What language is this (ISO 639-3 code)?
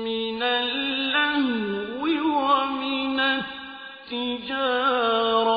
ara